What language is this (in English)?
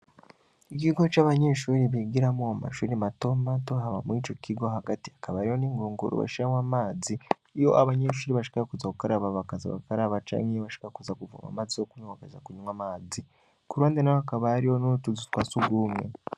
Rundi